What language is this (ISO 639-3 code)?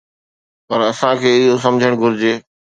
snd